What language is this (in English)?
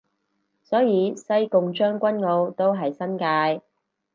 Cantonese